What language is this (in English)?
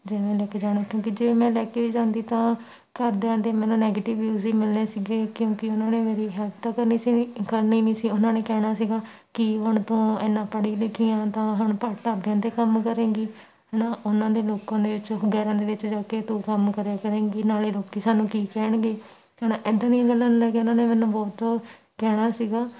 Punjabi